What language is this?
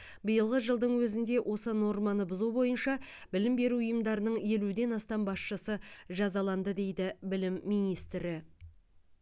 Kazakh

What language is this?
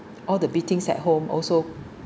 English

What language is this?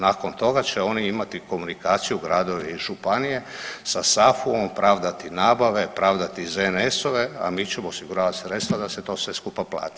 Croatian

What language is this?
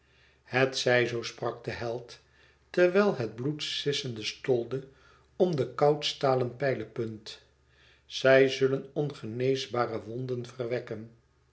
Dutch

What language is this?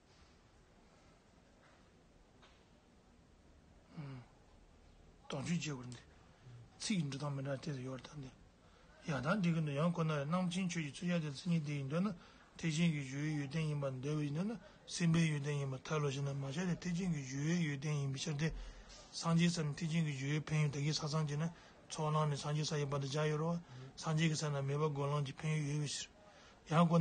Turkish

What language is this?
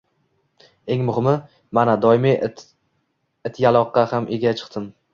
Uzbek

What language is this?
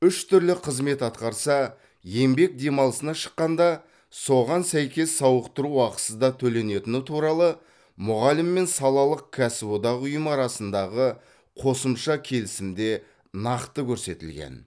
Kazakh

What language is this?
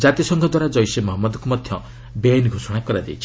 Odia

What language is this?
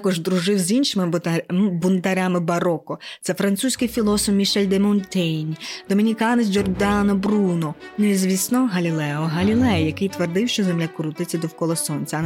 Ukrainian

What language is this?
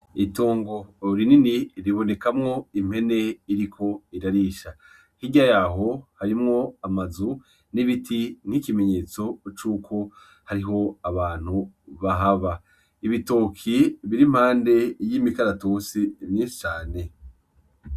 Rundi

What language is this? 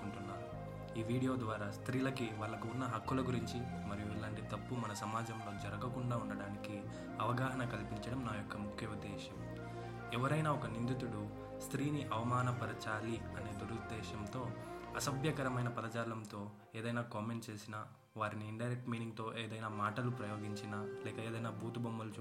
Telugu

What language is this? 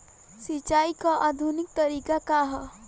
Bhojpuri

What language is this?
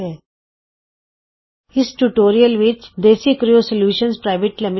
Punjabi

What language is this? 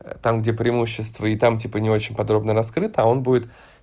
Russian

